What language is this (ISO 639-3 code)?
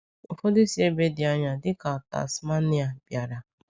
ibo